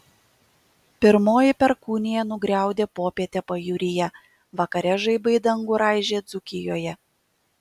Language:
Lithuanian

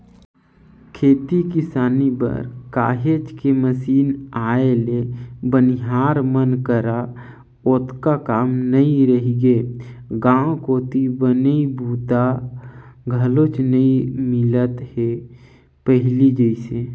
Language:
Chhattisgarhi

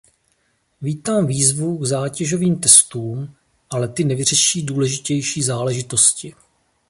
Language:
Czech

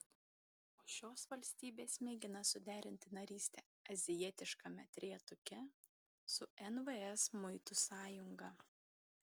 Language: Lithuanian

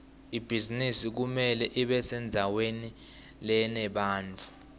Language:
Swati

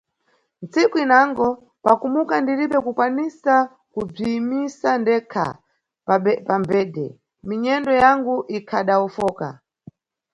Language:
Nyungwe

